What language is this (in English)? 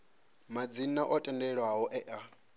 Venda